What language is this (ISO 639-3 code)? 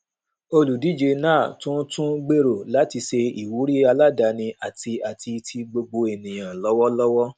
yor